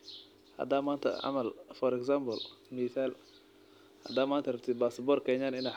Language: Somali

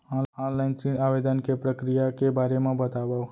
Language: Chhattisgarhi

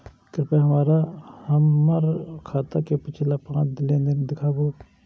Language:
Maithili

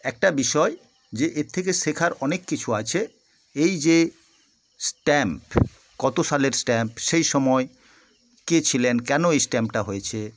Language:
Bangla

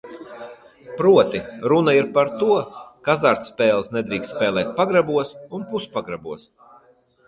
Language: Latvian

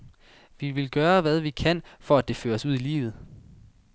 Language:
Danish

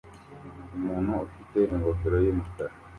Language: Kinyarwanda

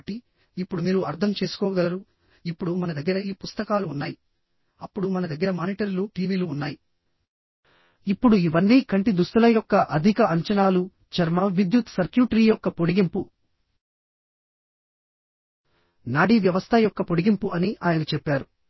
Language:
Telugu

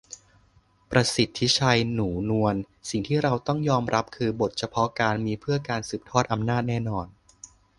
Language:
Thai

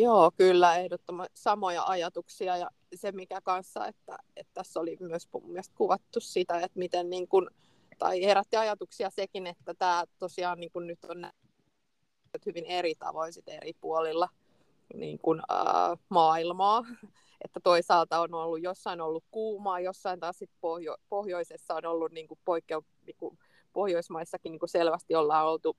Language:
Finnish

